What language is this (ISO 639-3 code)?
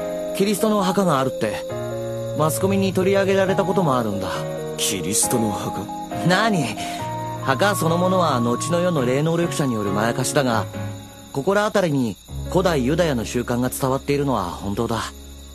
jpn